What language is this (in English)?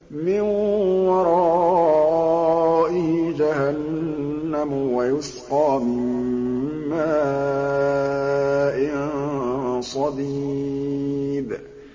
Arabic